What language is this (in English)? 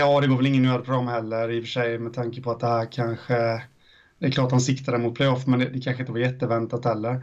Swedish